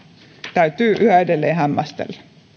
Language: Finnish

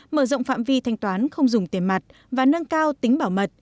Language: Vietnamese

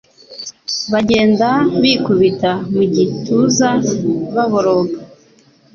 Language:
Kinyarwanda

